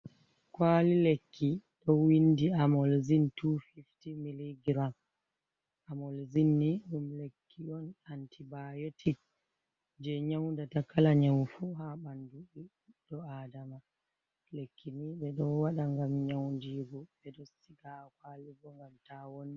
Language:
Fula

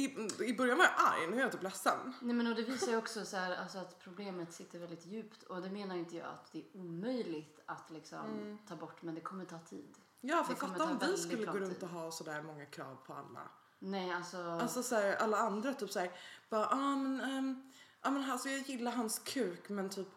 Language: Swedish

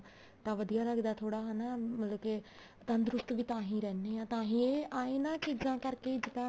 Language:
Punjabi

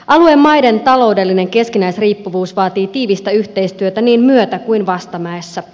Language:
Finnish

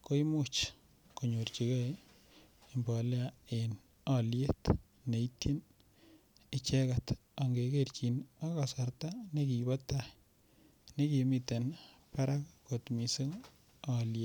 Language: Kalenjin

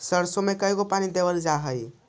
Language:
Magahi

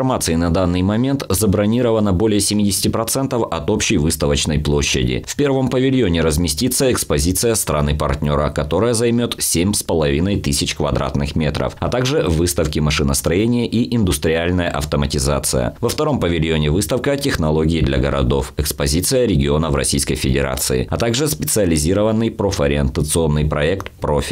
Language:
Russian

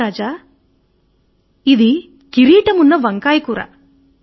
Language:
Telugu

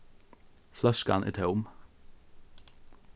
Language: Faroese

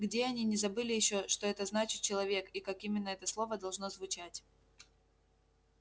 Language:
Russian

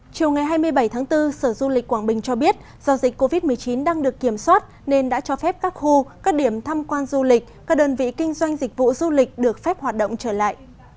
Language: Vietnamese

